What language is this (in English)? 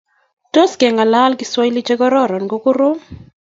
Kalenjin